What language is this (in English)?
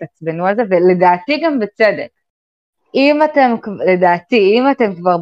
Hebrew